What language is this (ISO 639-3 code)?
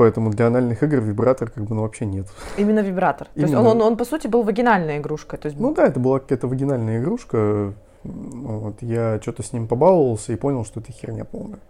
rus